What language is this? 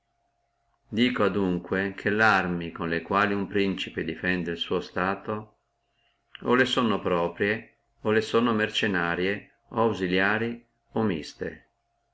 Italian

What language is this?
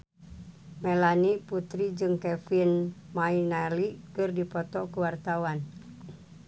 Sundanese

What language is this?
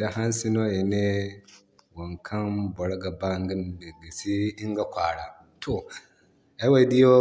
Zarma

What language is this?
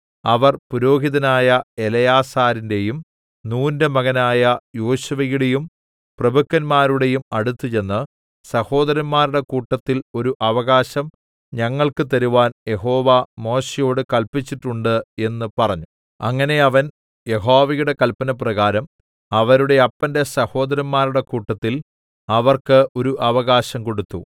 Malayalam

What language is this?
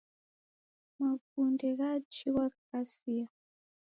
Taita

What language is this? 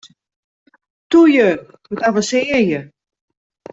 Western Frisian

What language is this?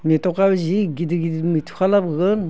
Bodo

